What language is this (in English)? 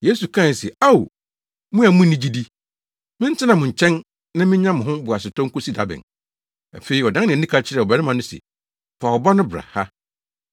Akan